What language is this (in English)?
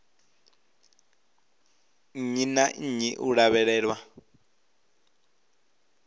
Venda